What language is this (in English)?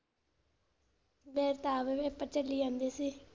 Punjabi